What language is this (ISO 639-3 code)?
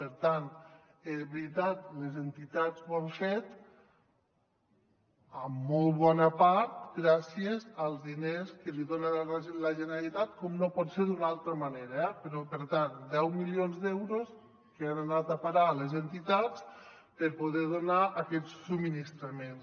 cat